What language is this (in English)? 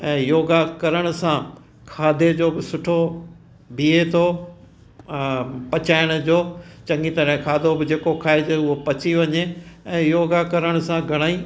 Sindhi